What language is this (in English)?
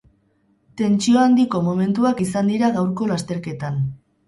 Basque